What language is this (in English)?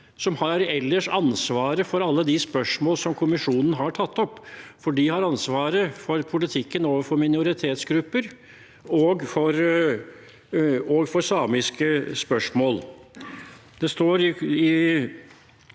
Norwegian